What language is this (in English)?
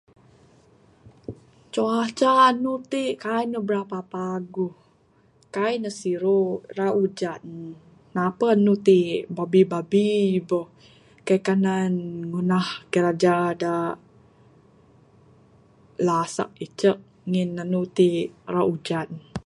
Bukar-Sadung Bidayuh